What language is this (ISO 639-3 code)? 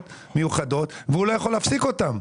heb